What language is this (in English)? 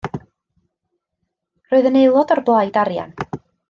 Welsh